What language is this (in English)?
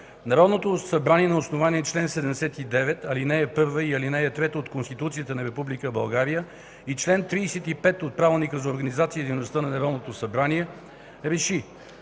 Bulgarian